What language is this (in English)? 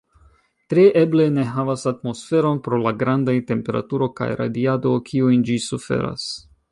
Esperanto